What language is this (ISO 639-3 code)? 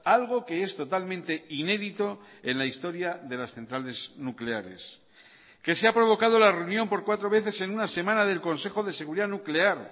spa